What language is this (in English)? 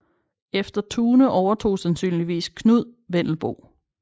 Danish